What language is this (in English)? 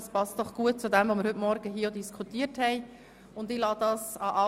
Swiss German